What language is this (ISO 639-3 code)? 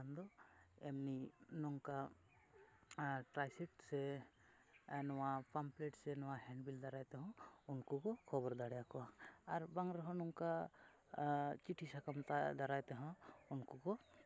sat